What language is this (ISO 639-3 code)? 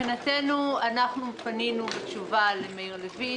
heb